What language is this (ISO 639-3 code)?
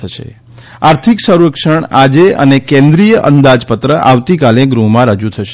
guj